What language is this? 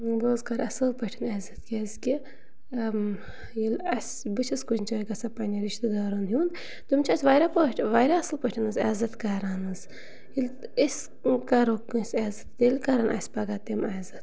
Kashmiri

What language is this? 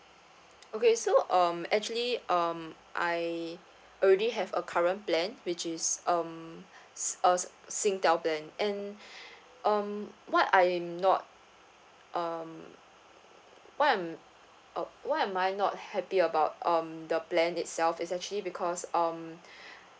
English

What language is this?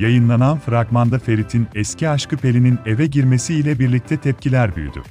Turkish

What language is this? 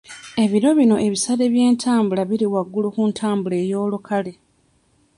Ganda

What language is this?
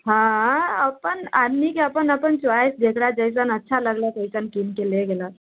Maithili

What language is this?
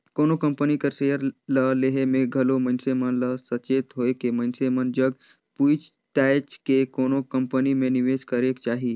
Chhattisgarhi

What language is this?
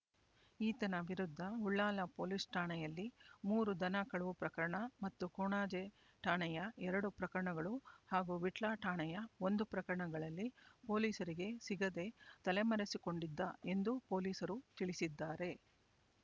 Kannada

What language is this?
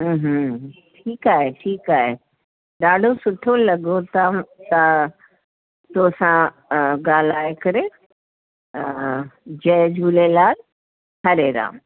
Sindhi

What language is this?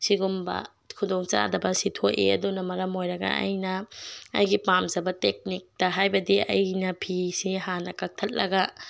Manipuri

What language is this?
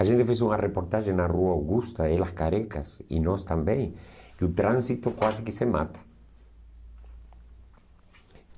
Portuguese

